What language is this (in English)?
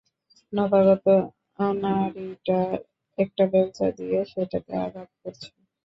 Bangla